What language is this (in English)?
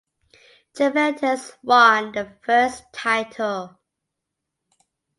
English